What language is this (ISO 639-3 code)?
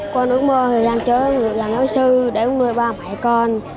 vie